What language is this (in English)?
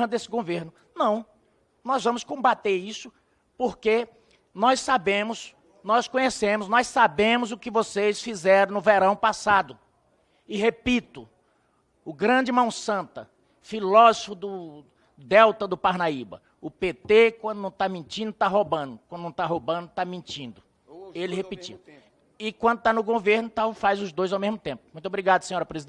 Portuguese